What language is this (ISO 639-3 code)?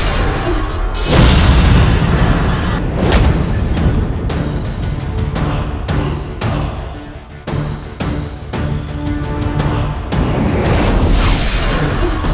ind